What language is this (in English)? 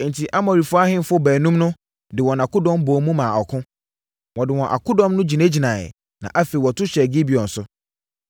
Akan